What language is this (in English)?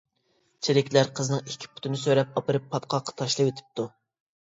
Uyghur